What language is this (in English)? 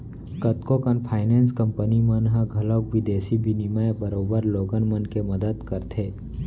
Chhattisgarhi